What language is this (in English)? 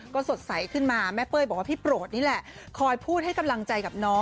Thai